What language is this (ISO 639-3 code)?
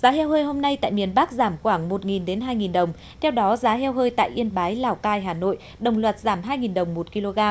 vie